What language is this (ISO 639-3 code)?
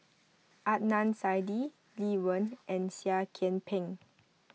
eng